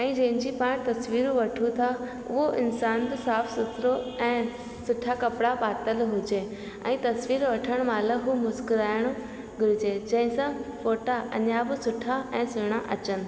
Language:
Sindhi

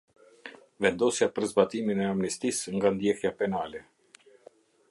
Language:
Albanian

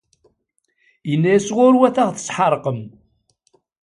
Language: Kabyle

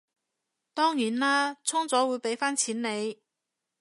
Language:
Cantonese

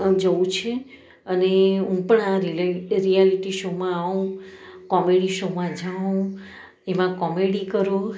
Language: Gujarati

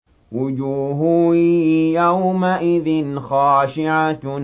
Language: Arabic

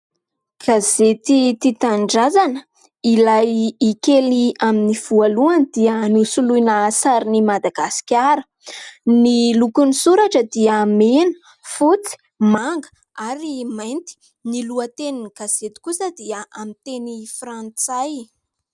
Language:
Malagasy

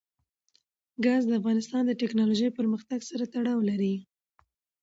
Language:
Pashto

